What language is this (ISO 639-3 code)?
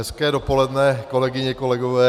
ces